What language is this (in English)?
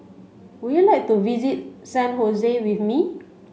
English